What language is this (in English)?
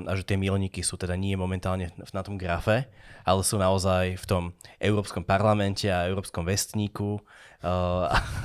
Slovak